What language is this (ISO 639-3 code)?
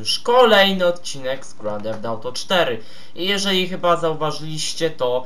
pol